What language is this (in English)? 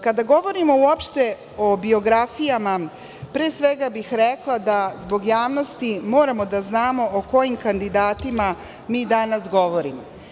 Serbian